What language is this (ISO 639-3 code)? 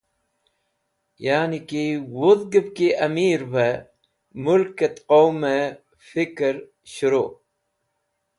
wbl